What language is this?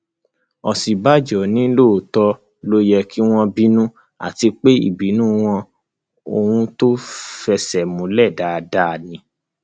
Yoruba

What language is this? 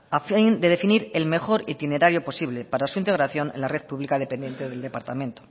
Spanish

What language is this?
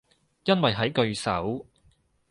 Cantonese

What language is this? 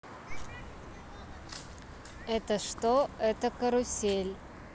Russian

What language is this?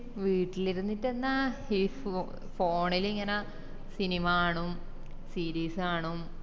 Malayalam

